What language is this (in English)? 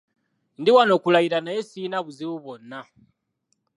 Ganda